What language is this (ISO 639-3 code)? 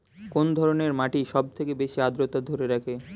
ben